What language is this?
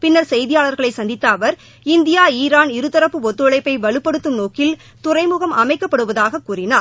Tamil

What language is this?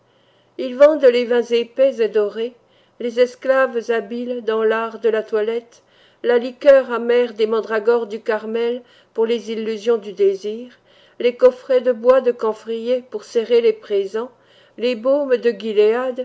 French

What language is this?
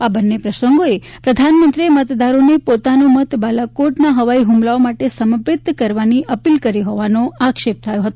Gujarati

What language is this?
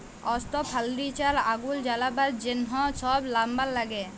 Bangla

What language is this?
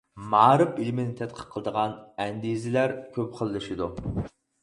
Uyghur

